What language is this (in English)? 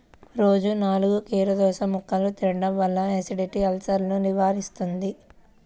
Telugu